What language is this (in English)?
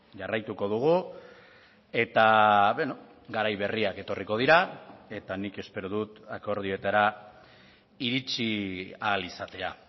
Basque